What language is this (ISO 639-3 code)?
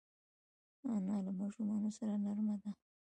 pus